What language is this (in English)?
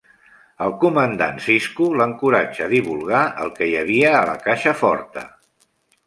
Catalan